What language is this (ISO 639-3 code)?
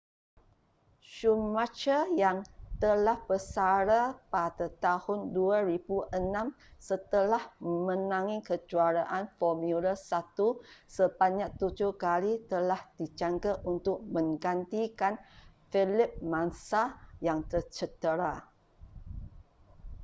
msa